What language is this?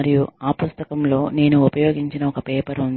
Telugu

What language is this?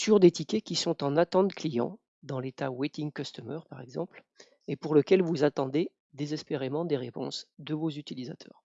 French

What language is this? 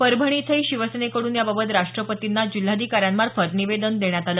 Marathi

